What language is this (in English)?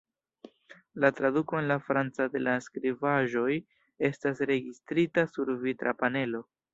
Esperanto